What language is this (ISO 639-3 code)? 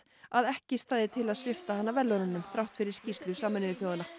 isl